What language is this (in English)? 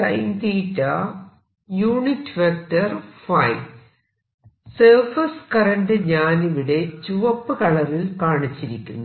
Malayalam